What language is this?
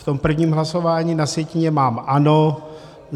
Czech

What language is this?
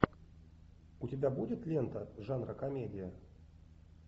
Russian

